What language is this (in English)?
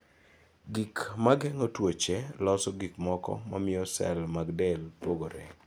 Luo (Kenya and Tanzania)